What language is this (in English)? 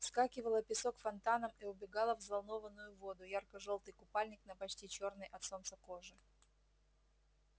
Russian